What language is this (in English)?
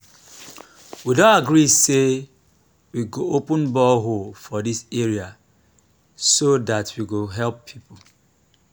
Nigerian Pidgin